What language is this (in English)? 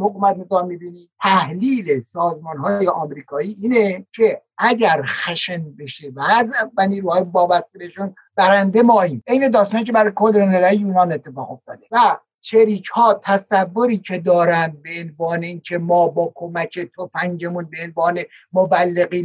Persian